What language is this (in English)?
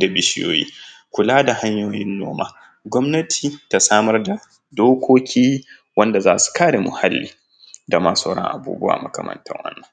Hausa